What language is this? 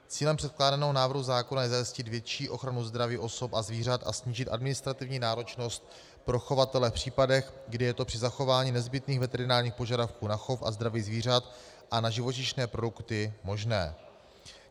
Czech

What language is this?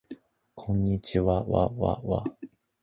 Japanese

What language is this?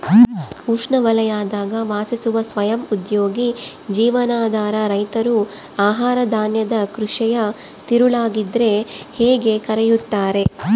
Kannada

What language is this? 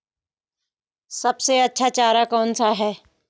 Hindi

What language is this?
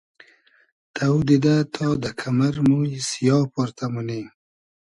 Hazaragi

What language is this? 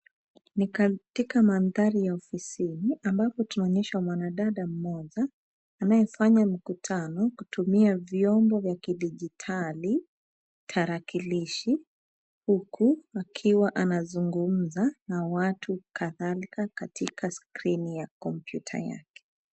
Swahili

